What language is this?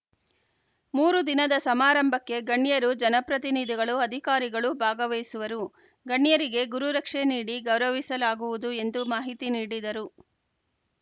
Kannada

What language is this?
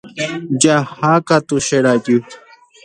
Guarani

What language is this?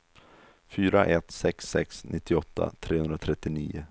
Swedish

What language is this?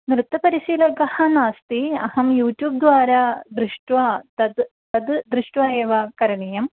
Sanskrit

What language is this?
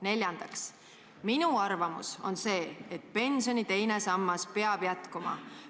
Estonian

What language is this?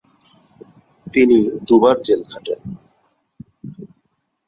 Bangla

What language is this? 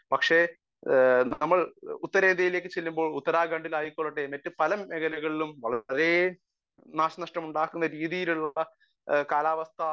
Malayalam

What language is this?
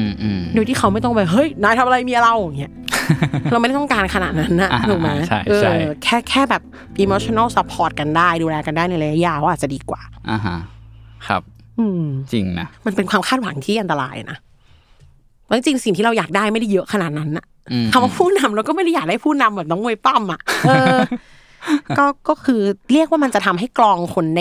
Thai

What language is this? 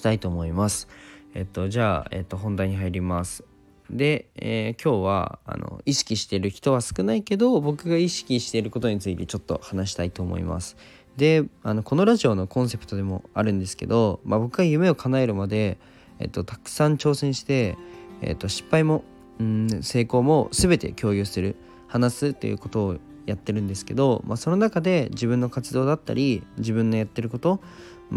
Japanese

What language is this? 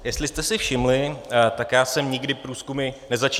Czech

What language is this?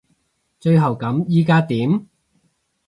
Cantonese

